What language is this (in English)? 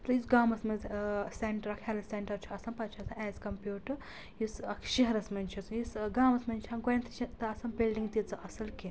Kashmiri